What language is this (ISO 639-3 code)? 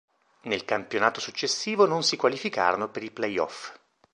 ita